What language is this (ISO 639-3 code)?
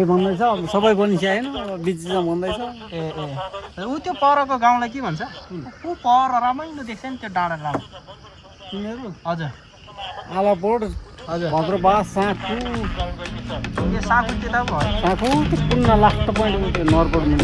kor